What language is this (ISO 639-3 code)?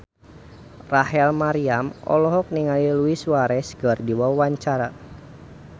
sun